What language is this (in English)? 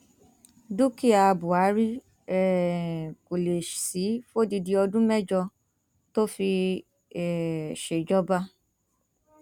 Yoruba